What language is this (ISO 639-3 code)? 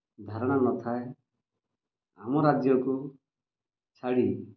ori